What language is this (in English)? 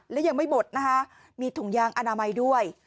Thai